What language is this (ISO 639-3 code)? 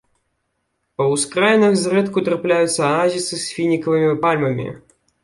bel